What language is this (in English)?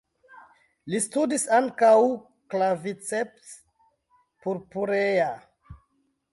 Esperanto